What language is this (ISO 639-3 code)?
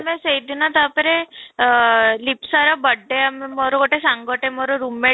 ori